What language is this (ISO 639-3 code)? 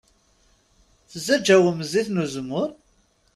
kab